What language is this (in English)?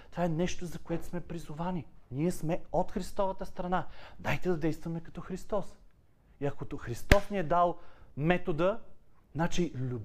Bulgarian